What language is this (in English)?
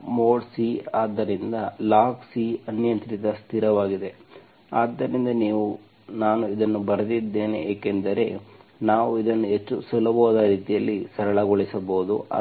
Kannada